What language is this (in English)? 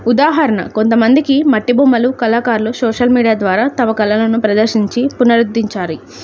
Telugu